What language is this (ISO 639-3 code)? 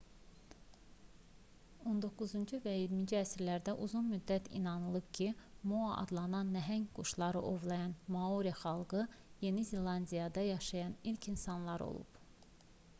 aze